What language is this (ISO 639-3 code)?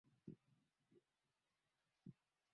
swa